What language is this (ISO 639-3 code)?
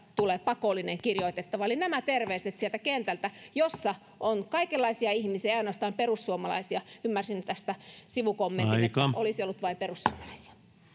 fin